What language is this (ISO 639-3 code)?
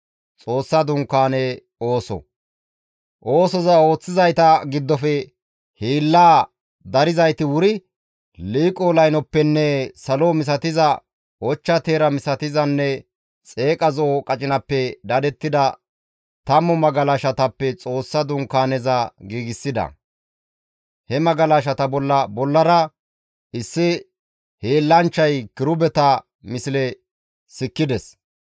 gmv